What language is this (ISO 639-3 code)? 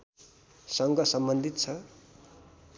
nep